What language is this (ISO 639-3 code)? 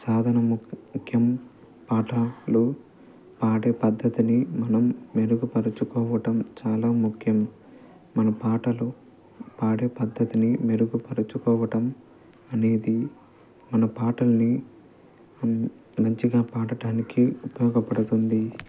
tel